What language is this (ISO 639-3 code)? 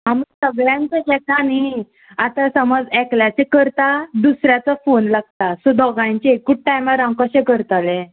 kok